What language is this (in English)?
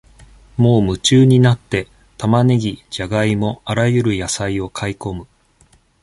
Japanese